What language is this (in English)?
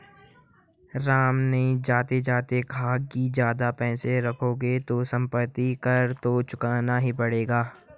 Hindi